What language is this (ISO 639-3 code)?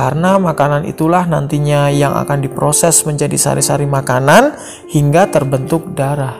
ind